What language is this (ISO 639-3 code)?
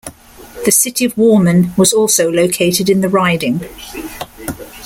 eng